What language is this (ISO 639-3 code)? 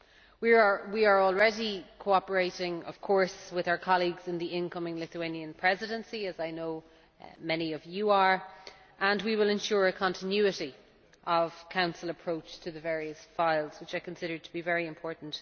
eng